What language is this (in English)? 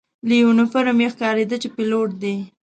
Pashto